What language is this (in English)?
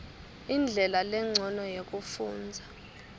Swati